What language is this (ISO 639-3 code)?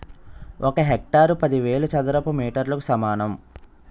tel